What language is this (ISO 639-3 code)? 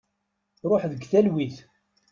kab